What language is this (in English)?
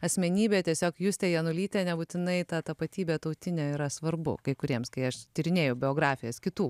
Lithuanian